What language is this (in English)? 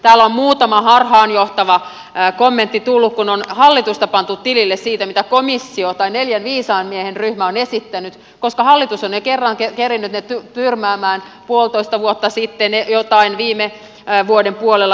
Finnish